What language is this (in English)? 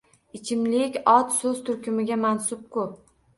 Uzbek